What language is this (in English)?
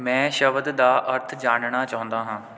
Punjabi